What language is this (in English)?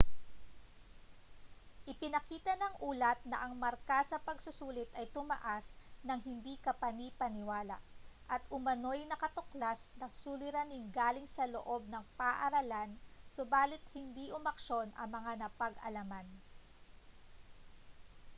Filipino